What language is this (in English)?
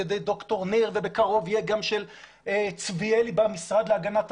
Hebrew